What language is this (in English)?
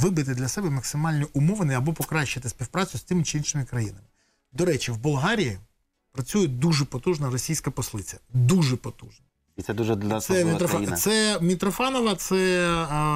Ukrainian